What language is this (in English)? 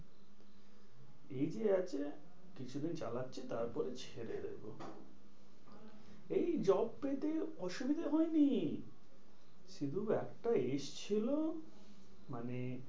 Bangla